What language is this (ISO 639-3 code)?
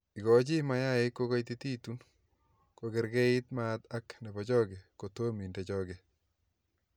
kln